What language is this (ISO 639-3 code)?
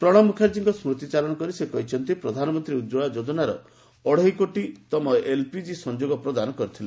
ori